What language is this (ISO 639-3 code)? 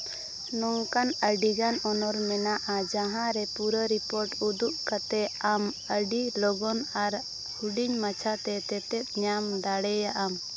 sat